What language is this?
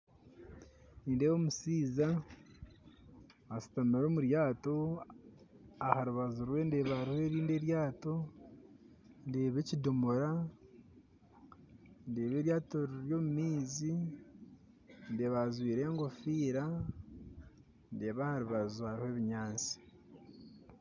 Nyankole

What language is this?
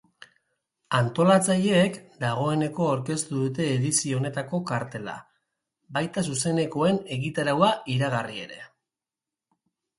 Basque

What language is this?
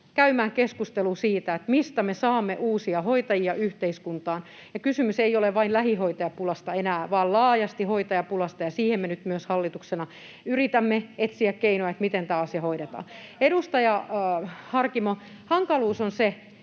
Finnish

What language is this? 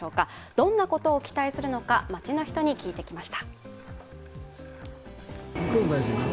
Japanese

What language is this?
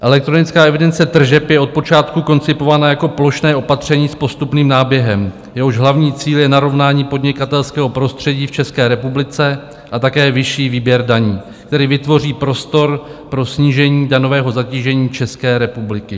Czech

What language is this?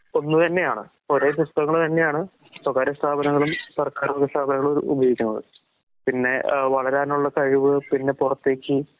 Malayalam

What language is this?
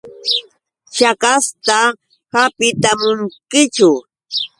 Yauyos Quechua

